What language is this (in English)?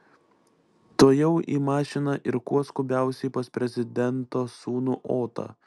Lithuanian